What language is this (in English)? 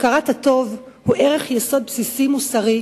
Hebrew